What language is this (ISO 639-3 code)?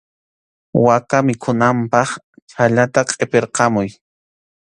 qxu